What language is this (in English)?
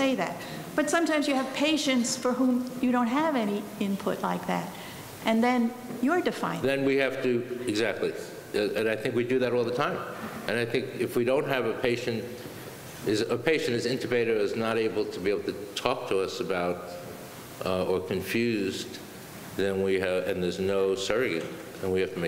English